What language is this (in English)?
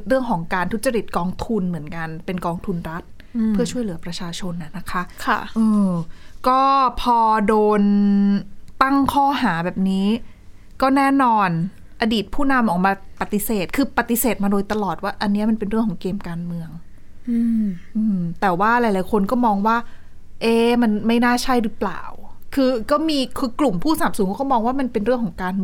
Thai